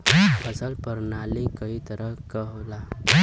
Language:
Bhojpuri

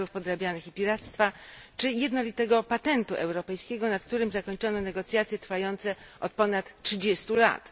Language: Polish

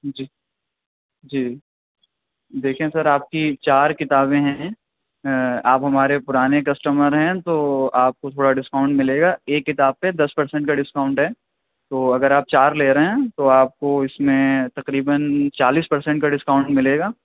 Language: Urdu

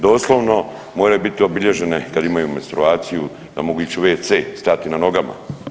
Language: Croatian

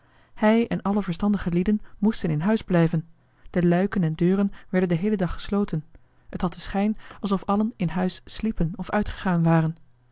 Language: Dutch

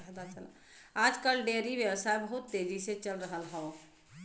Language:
Bhojpuri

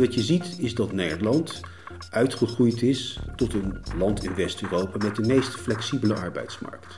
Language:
Dutch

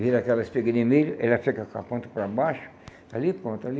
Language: Portuguese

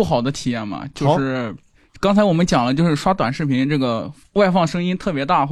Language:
Chinese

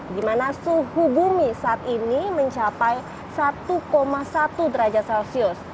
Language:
Indonesian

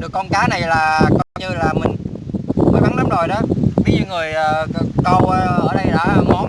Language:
Vietnamese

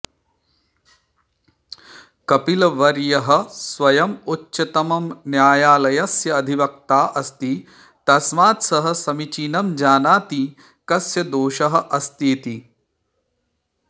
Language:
Sanskrit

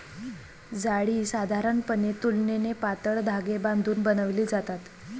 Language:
Marathi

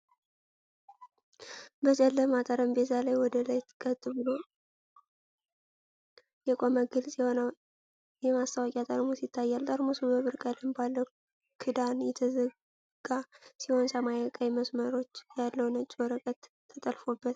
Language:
Amharic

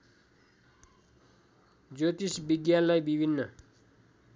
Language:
Nepali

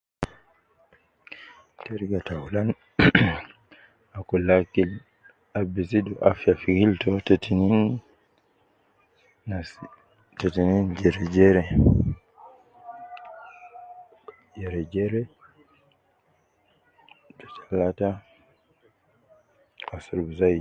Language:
Nubi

